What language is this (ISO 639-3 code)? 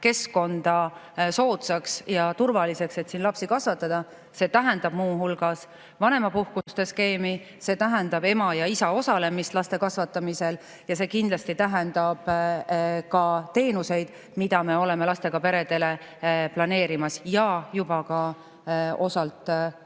est